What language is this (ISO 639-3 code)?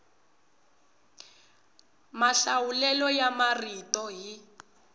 tso